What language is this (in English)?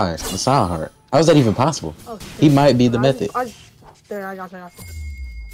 English